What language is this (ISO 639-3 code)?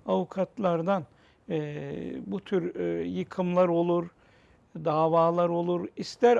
tur